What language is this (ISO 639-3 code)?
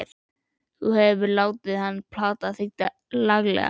isl